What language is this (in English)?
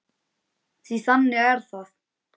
Icelandic